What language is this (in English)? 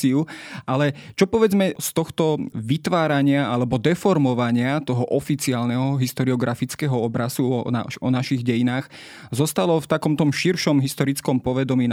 Slovak